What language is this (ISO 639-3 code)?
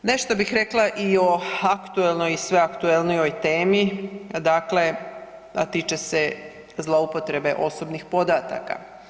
hrv